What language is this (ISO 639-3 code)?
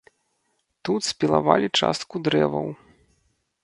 bel